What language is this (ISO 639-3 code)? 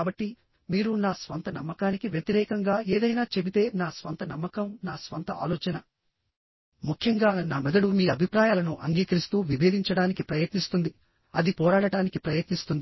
tel